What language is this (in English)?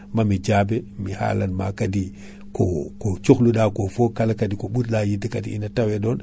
Fula